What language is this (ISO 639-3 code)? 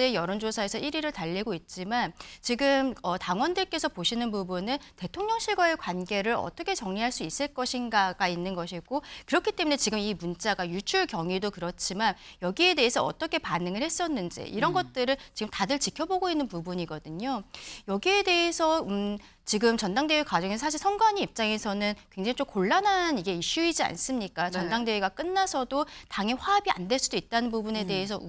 kor